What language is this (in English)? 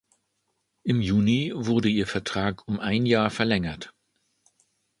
German